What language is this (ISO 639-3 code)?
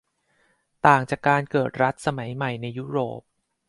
tha